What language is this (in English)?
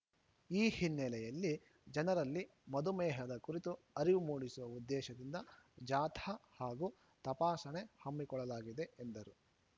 Kannada